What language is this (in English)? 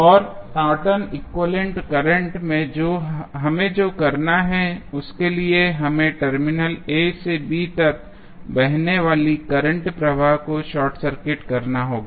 Hindi